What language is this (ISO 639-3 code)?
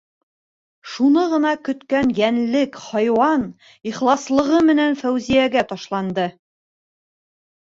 bak